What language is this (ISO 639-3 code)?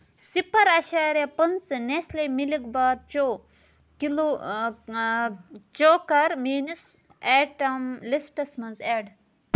kas